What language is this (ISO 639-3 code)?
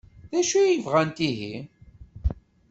kab